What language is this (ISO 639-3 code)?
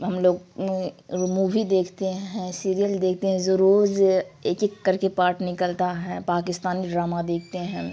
urd